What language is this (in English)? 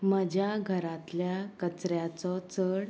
Konkani